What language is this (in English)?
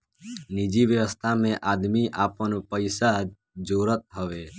Bhojpuri